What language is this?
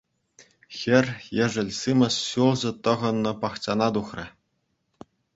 Chuvash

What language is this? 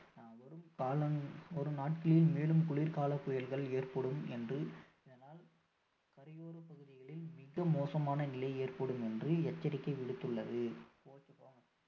Tamil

